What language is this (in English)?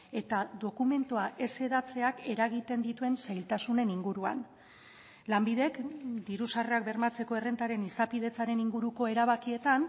Basque